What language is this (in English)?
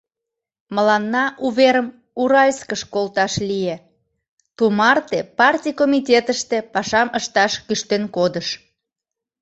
Mari